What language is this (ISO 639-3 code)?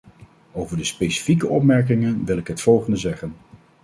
nld